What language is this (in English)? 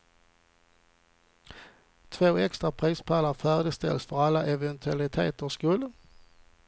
Swedish